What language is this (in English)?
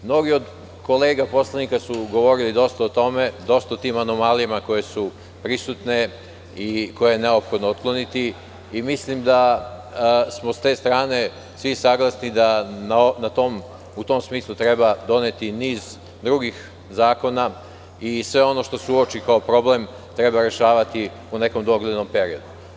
Serbian